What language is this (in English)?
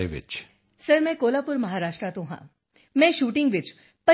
Punjabi